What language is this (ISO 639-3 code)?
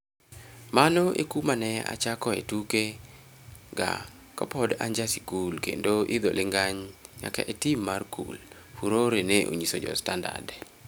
luo